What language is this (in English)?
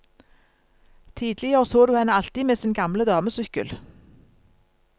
Norwegian